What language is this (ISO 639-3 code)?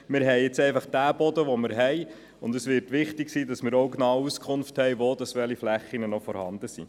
gsw